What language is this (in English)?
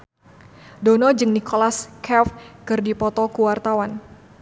Sundanese